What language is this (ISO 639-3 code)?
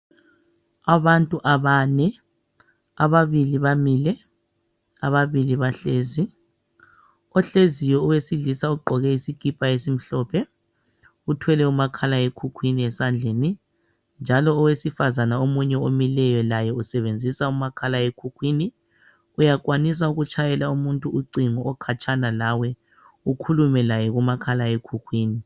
nde